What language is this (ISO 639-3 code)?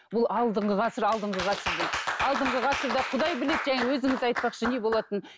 kaz